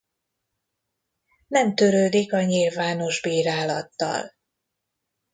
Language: Hungarian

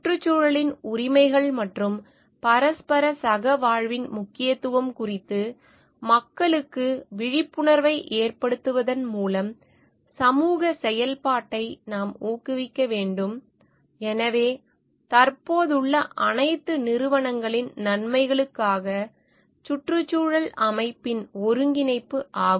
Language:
Tamil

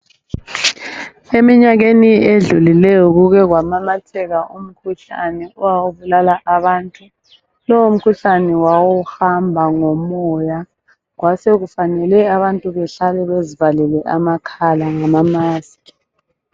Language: North Ndebele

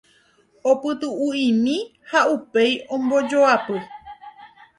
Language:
Guarani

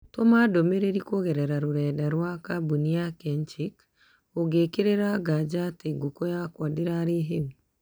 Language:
Kikuyu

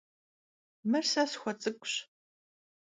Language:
Kabardian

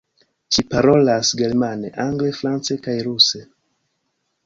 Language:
Esperanto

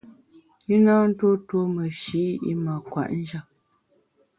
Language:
Bamun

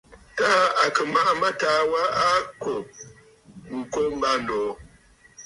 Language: Bafut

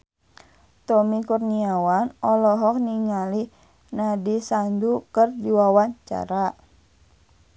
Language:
Sundanese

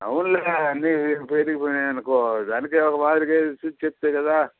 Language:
Telugu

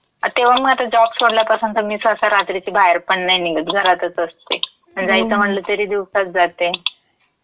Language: Marathi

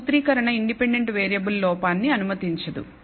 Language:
Telugu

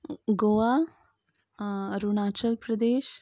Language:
Konkani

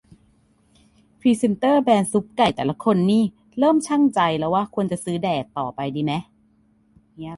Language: Thai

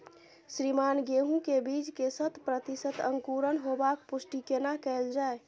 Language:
Maithili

